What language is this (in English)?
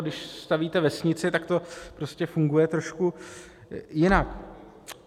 Czech